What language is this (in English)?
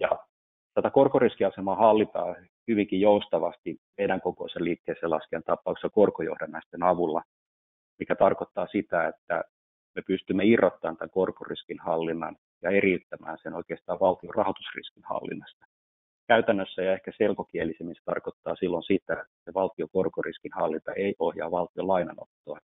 Finnish